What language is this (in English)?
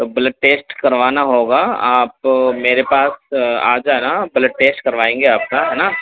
Urdu